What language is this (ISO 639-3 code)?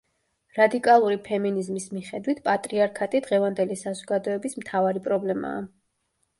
kat